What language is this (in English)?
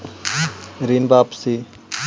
Magahi